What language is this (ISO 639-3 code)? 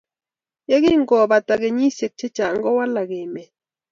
kln